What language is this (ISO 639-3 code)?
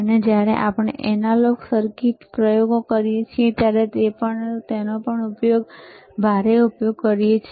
guj